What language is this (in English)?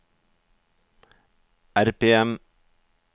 Norwegian